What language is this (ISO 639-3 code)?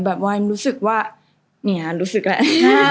tha